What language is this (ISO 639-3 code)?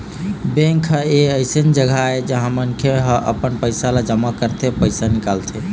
hne